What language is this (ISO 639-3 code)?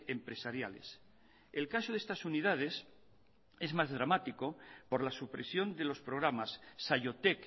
spa